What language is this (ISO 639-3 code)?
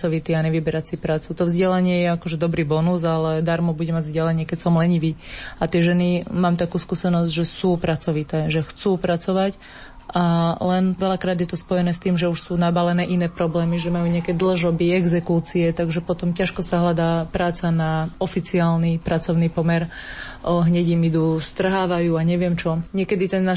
slk